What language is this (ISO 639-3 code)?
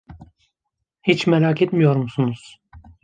tur